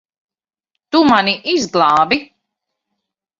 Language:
Latvian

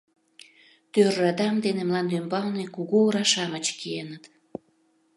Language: Mari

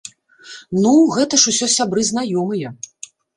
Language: Belarusian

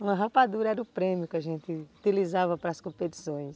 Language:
Portuguese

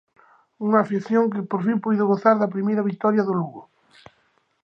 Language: Galician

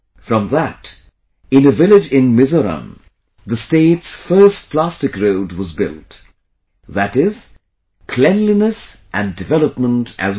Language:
English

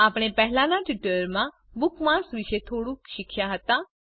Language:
Gujarati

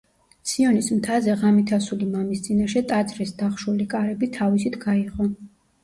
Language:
Georgian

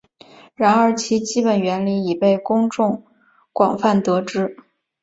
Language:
Chinese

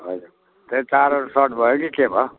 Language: Nepali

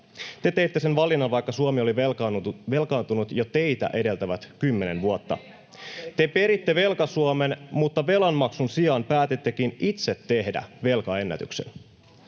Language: Finnish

